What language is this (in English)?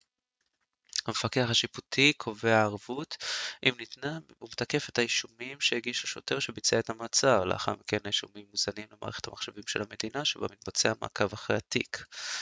Hebrew